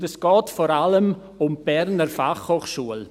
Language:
Swiss German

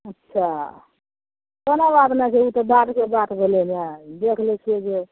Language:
Maithili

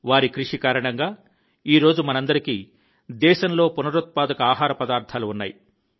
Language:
Telugu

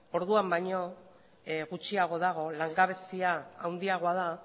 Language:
Basque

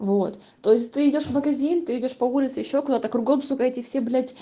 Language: Russian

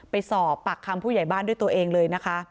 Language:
Thai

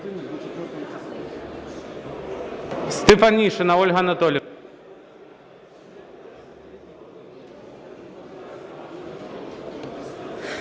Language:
Ukrainian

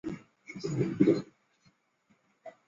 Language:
Chinese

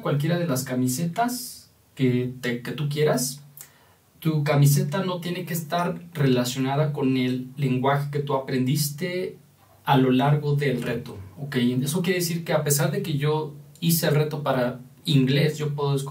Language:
Spanish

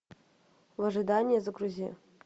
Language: Russian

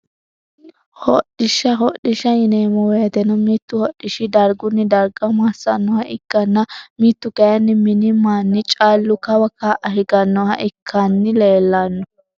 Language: Sidamo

